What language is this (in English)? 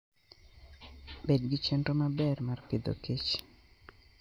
Luo (Kenya and Tanzania)